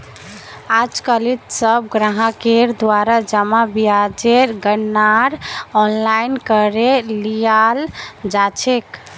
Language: Magahi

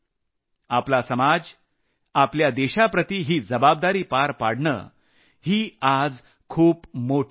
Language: Marathi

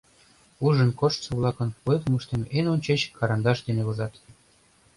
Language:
Mari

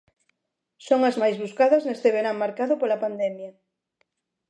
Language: Galician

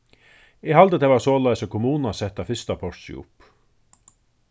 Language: Faroese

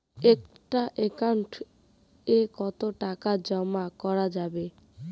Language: Bangla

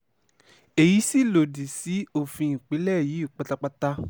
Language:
Yoruba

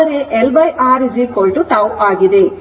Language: Kannada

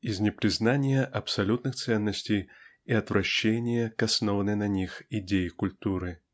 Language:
Russian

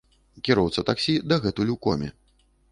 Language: Belarusian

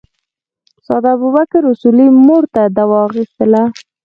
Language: Pashto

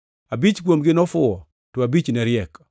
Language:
Luo (Kenya and Tanzania)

